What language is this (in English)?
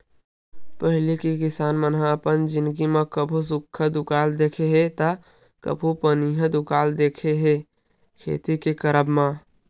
Chhattisgarhi